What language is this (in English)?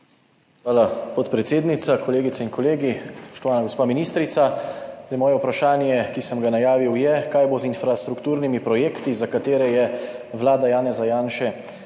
Slovenian